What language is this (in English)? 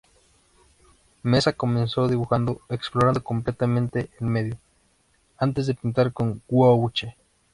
Spanish